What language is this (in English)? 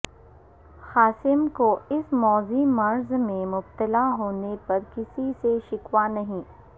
Urdu